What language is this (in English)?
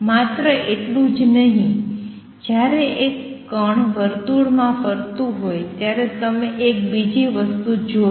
Gujarati